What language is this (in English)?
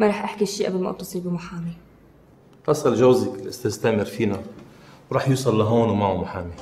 Arabic